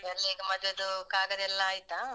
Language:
Kannada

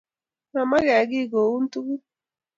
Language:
Kalenjin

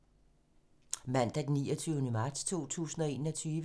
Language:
Danish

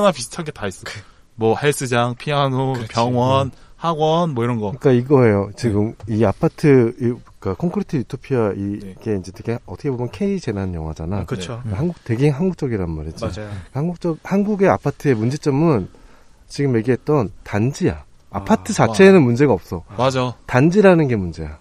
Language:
Korean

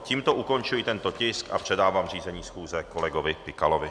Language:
Czech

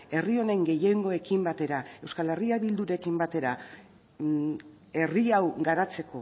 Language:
Basque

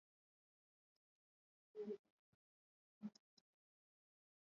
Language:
Swahili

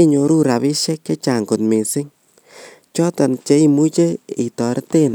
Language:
Kalenjin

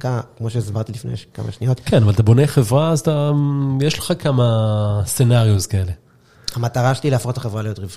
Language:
Hebrew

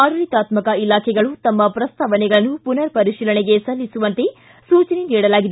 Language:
Kannada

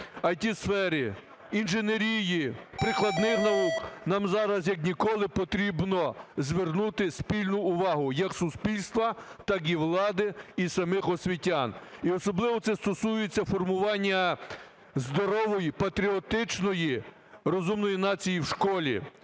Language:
Ukrainian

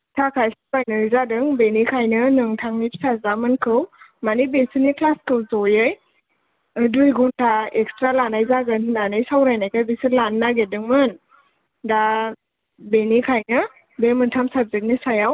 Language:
Bodo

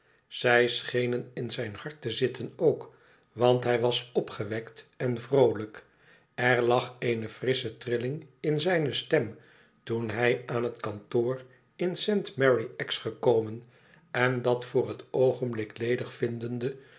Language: Dutch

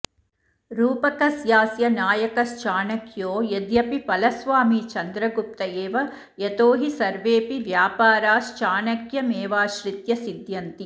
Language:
Sanskrit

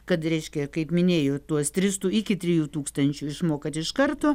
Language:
Lithuanian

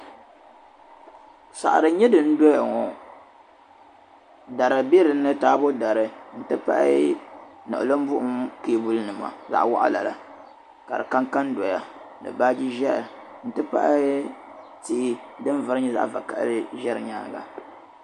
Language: Dagbani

